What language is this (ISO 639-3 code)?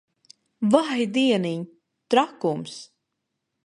lav